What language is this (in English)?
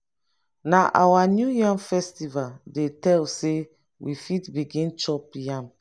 Nigerian Pidgin